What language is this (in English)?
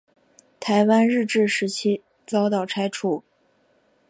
Chinese